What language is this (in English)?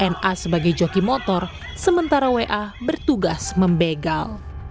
Indonesian